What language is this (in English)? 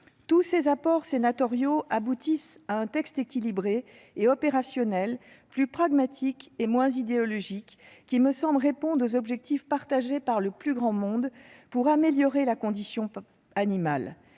French